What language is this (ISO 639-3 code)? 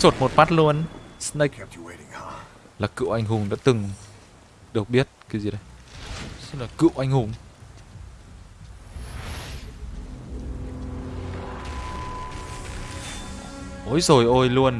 vie